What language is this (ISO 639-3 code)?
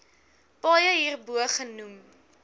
afr